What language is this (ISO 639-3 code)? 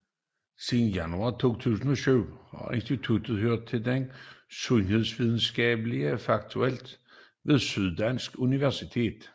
dan